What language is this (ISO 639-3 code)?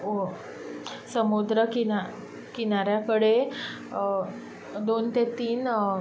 kok